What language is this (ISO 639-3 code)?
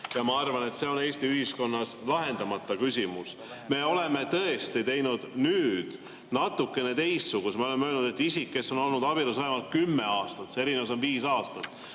est